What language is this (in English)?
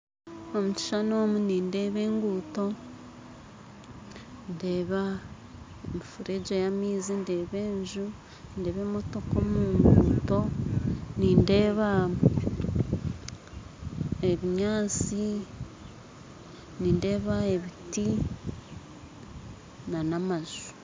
Nyankole